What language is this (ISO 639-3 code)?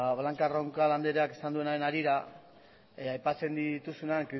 eus